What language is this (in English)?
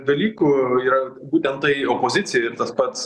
Lithuanian